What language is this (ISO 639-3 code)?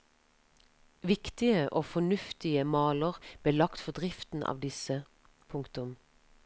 nor